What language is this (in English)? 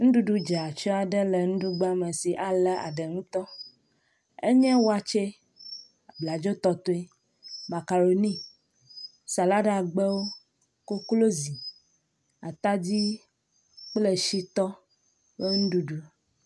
Ewe